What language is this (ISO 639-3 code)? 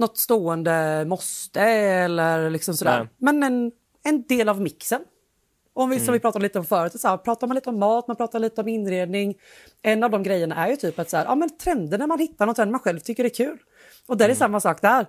swe